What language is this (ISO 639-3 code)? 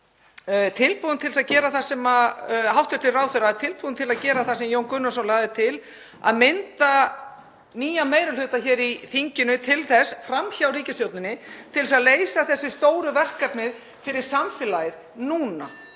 isl